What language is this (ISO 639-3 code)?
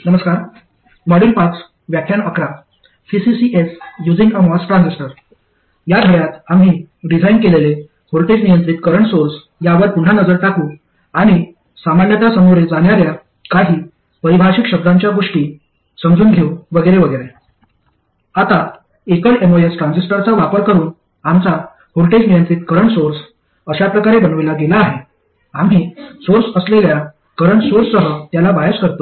mar